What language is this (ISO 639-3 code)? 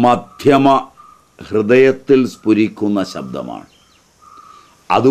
hin